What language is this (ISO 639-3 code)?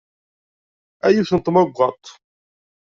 kab